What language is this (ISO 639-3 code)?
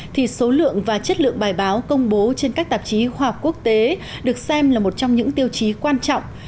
vie